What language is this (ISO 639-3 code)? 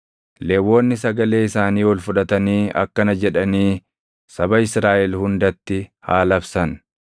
orm